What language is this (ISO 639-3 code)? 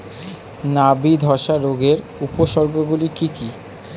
ben